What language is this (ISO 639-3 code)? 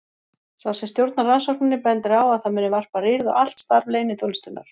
isl